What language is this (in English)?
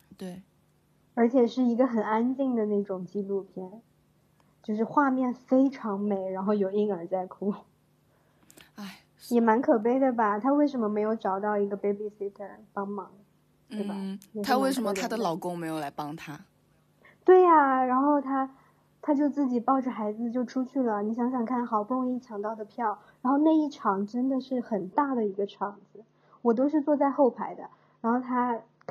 Chinese